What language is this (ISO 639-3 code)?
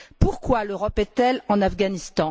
fra